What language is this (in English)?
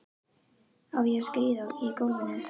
Icelandic